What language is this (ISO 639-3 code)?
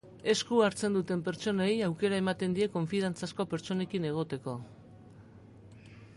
eus